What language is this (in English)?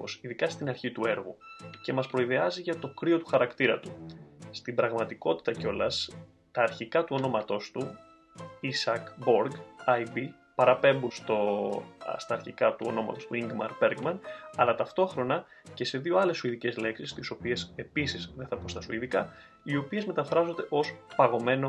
Greek